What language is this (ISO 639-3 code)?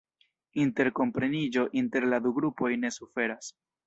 epo